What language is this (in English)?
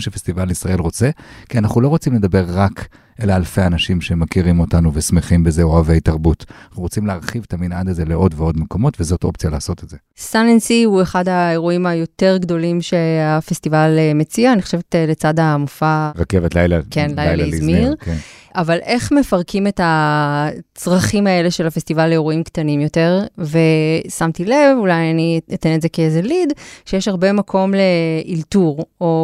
Hebrew